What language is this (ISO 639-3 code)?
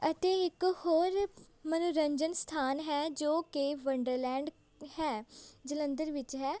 pan